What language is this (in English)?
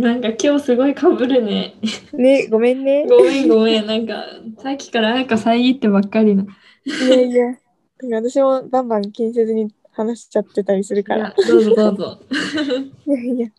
Japanese